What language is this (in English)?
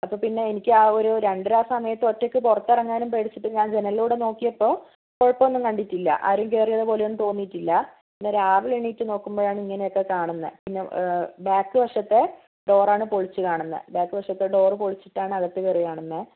Malayalam